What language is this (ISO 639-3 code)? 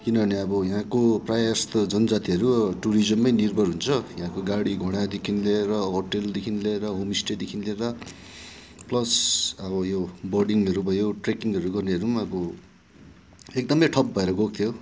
nep